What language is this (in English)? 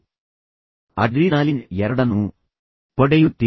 Kannada